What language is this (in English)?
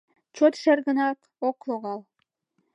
Mari